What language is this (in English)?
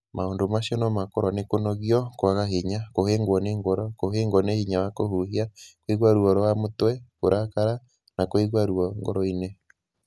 Kikuyu